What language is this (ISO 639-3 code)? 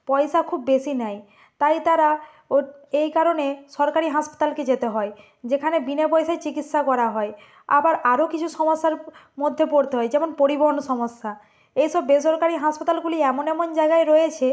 ben